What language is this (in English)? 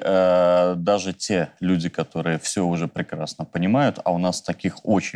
Russian